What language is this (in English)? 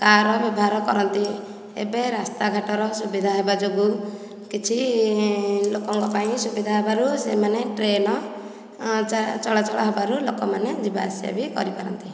Odia